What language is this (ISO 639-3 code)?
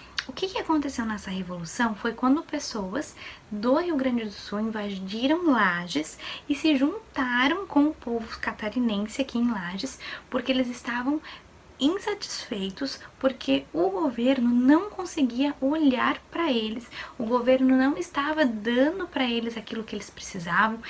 por